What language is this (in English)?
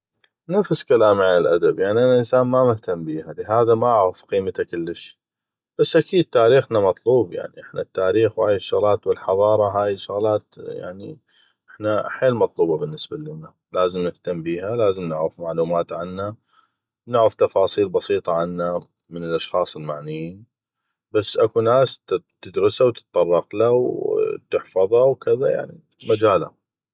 North Mesopotamian Arabic